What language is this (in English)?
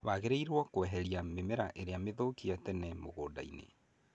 Kikuyu